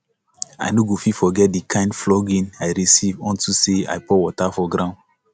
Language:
Nigerian Pidgin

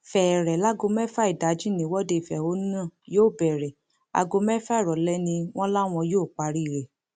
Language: Yoruba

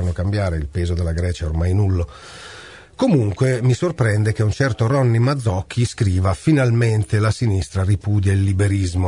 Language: Italian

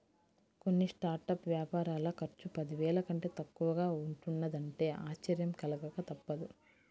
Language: Telugu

